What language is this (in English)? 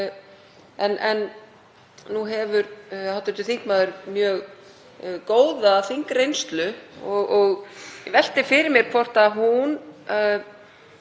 Icelandic